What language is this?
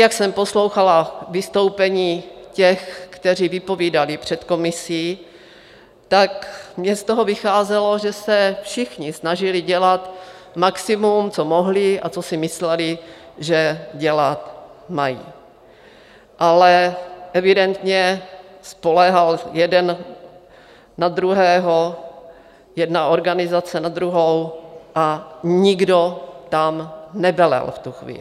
Czech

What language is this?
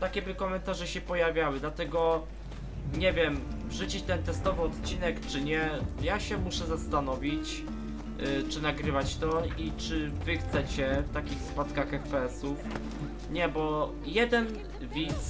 Polish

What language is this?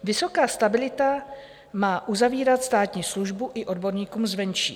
Czech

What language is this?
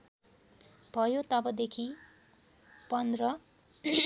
Nepali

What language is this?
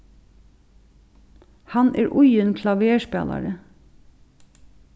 Faroese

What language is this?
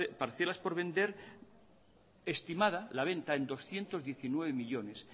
Spanish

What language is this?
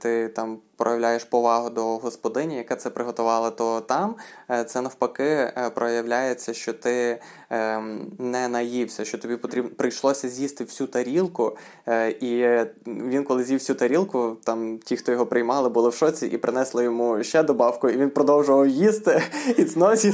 Ukrainian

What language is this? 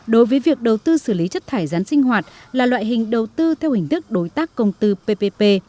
Vietnamese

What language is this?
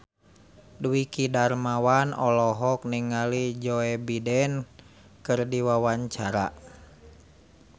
Sundanese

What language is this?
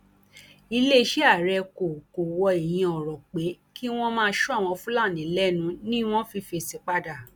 Yoruba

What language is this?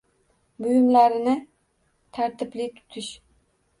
Uzbek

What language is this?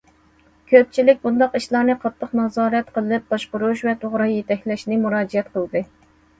Uyghur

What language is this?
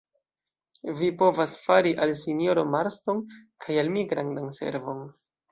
Esperanto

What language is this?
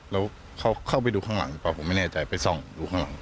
Thai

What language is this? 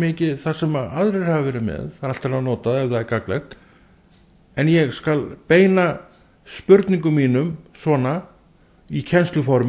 Dutch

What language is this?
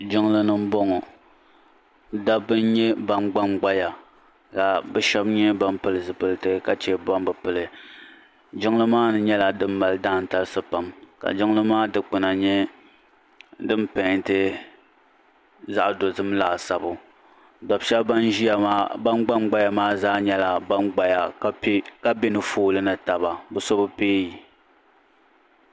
Dagbani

